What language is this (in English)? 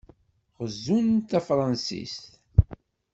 Kabyle